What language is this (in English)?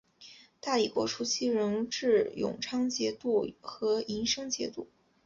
Chinese